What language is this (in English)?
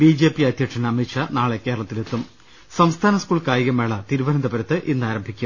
Malayalam